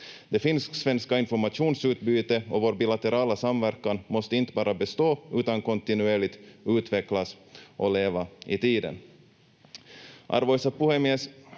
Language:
Finnish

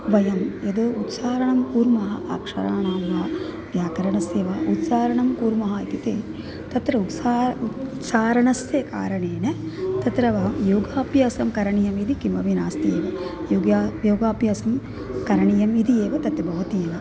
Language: Sanskrit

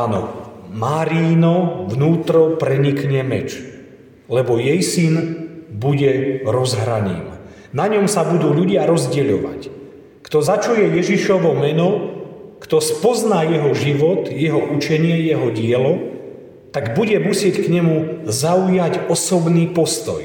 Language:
Slovak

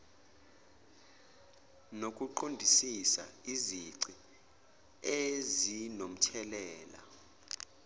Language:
Zulu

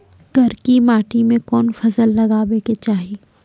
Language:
Maithili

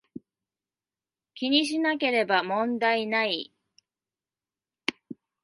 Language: Japanese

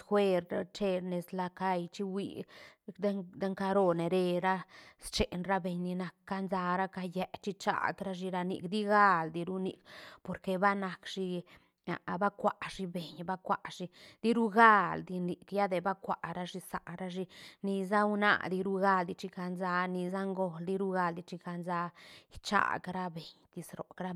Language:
Santa Catarina Albarradas Zapotec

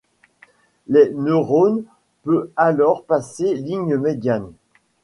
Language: French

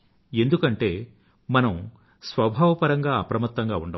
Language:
Telugu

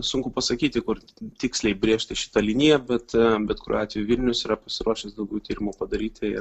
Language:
Lithuanian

